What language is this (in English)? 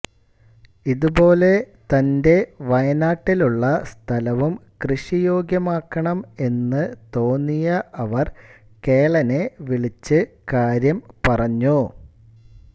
Malayalam